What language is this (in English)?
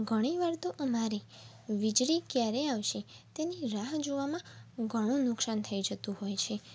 Gujarati